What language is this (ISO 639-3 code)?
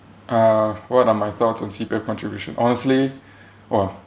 eng